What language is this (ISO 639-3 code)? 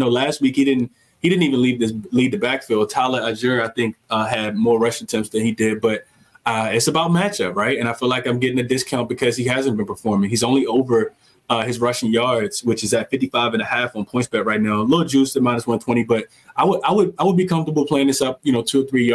eng